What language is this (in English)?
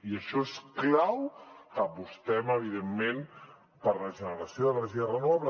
Catalan